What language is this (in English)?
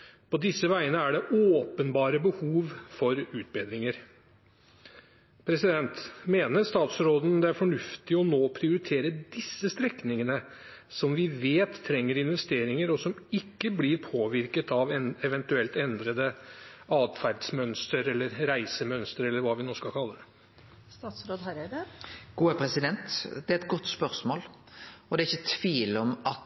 Norwegian